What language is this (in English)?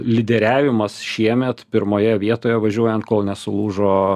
Lithuanian